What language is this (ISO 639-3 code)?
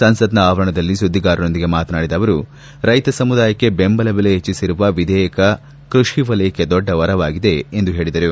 kan